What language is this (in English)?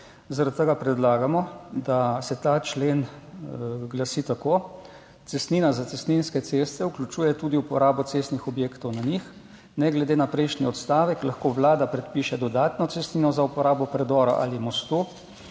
Slovenian